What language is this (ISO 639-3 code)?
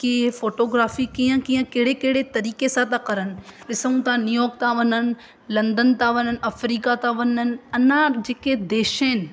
snd